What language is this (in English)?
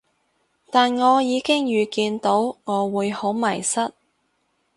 Cantonese